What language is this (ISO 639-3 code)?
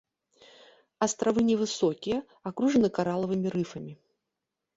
bel